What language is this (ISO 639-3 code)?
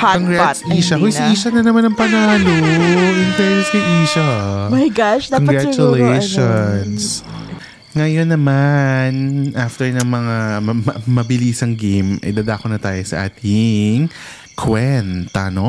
fil